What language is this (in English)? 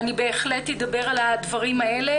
Hebrew